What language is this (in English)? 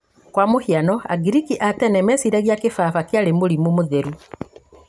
Kikuyu